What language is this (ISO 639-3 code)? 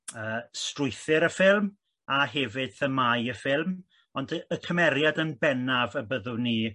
cym